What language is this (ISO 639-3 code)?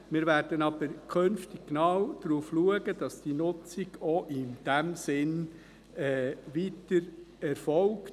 gsw